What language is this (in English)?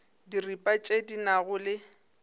Northern Sotho